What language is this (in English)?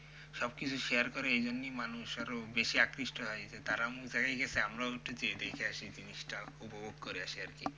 Bangla